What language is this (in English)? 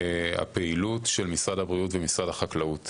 Hebrew